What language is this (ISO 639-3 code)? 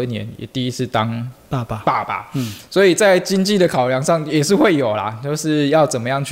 zho